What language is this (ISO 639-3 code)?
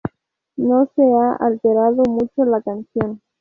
spa